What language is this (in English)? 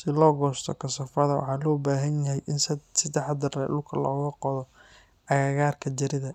Somali